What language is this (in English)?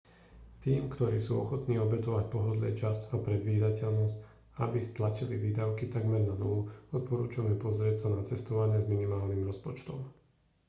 Slovak